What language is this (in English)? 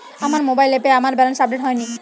Bangla